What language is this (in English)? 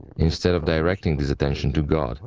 English